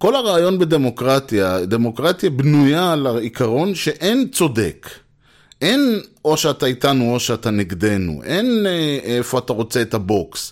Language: Hebrew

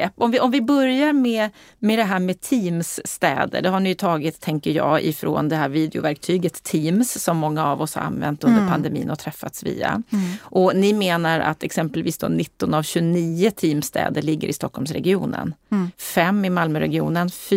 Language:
Swedish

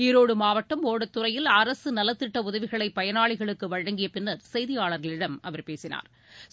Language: Tamil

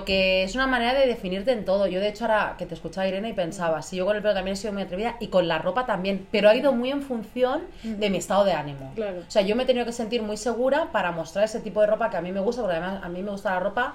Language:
Spanish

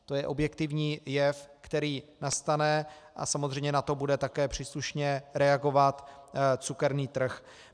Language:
Czech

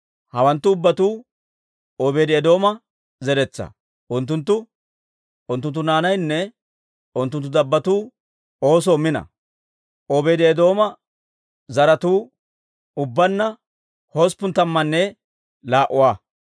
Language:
Dawro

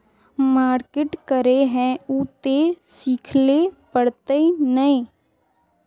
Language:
Magahi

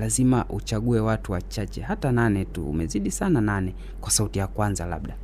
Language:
Swahili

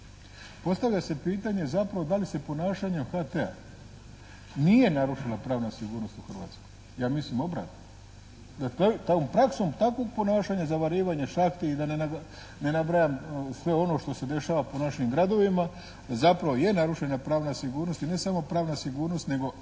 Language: Croatian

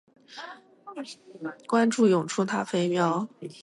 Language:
Chinese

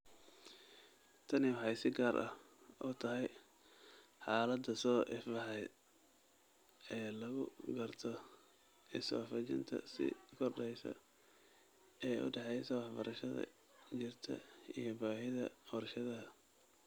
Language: Somali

